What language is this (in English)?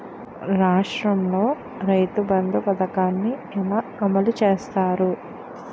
Telugu